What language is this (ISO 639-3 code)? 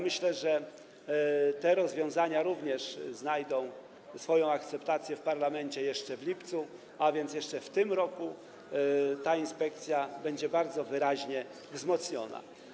pol